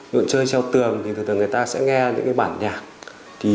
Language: Vietnamese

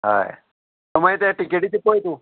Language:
Konkani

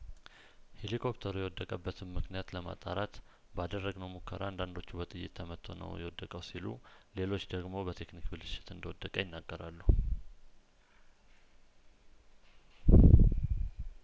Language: Amharic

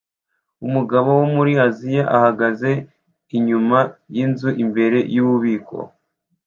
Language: Kinyarwanda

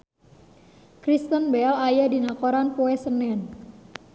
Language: Sundanese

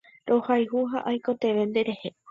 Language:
Guarani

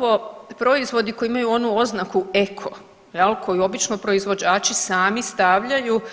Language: Croatian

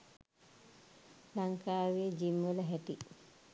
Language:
Sinhala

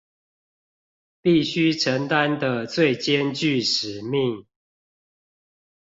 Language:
Chinese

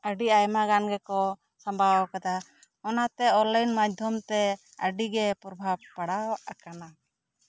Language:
Santali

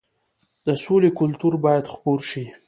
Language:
Pashto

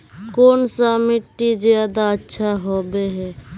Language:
Magahi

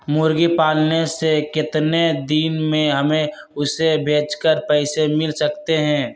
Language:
Magahi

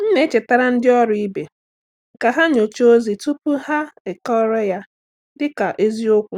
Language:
Igbo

